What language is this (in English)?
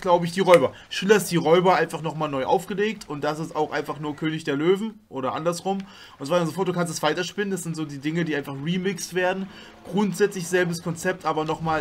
German